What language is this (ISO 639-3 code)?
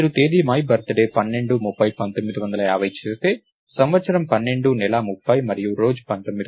tel